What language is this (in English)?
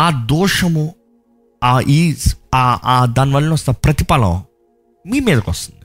Telugu